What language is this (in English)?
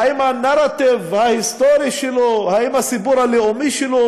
Hebrew